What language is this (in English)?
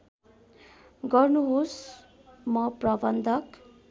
Nepali